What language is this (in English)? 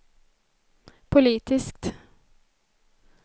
Swedish